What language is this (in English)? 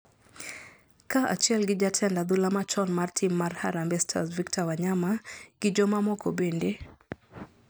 Luo (Kenya and Tanzania)